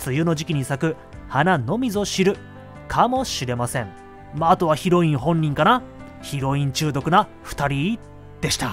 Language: Japanese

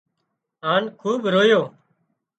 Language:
Wadiyara Koli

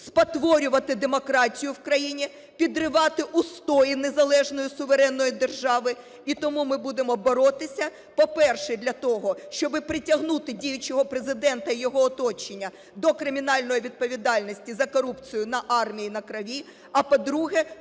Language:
Ukrainian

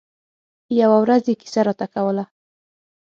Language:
Pashto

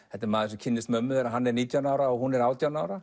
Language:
Icelandic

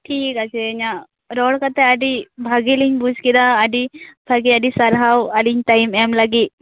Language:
Santali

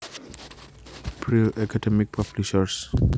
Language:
Javanese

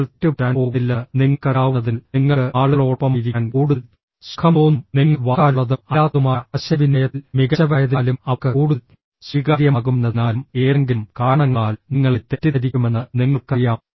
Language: Malayalam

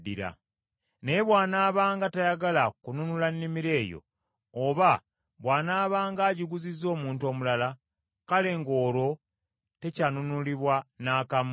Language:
Ganda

